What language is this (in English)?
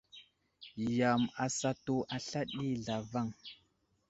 Wuzlam